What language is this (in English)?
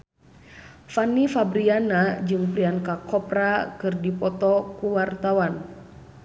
Sundanese